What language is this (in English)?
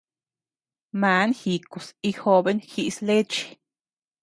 Tepeuxila Cuicatec